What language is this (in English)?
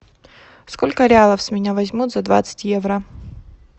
Russian